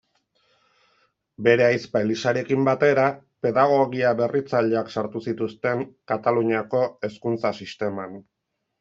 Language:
Basque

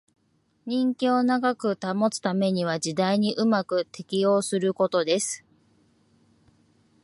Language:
Japanese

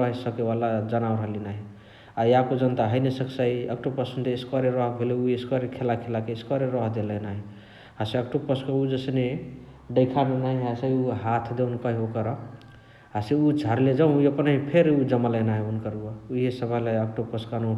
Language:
Chitwania Tharu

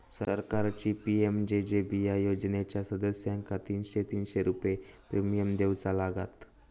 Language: Marathi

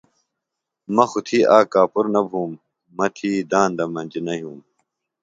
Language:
Phalura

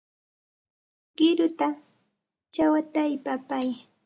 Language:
Santa Ana de Tusi Pasco Quechua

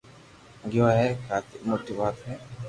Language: Loarki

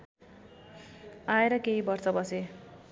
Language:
Nepali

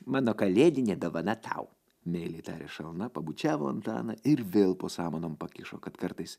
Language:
Lithuanian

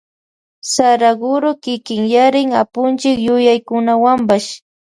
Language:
Loja Highland Quichua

